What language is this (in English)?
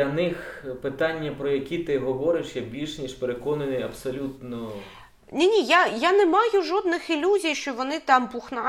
Ukrainian